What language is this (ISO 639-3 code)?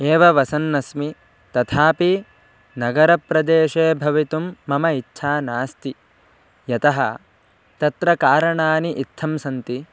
san